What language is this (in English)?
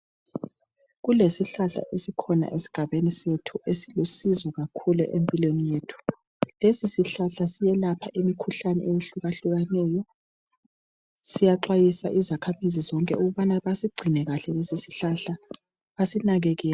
North Ndebele